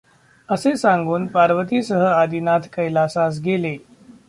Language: Marathi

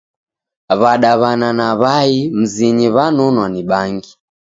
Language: Taita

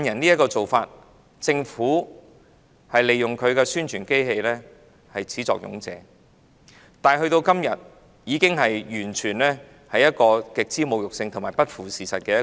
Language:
Cantonese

